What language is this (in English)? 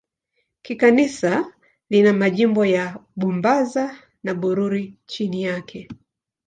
Swahili